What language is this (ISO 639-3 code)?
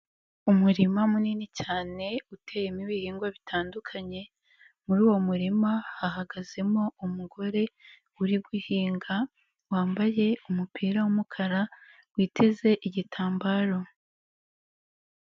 kin